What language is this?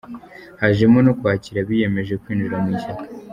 Kinyarwanda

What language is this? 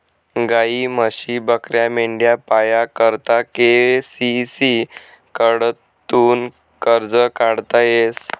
Marathi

